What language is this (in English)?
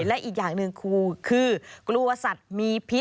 Thai